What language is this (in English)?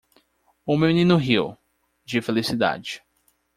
Portuguese